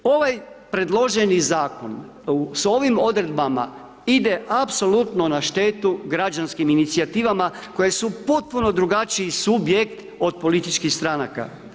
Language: Croatian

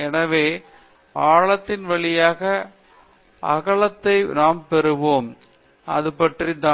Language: Tamil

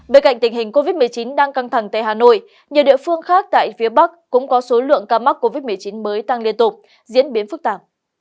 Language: Vietnamese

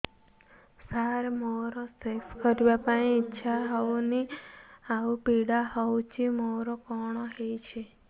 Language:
Odia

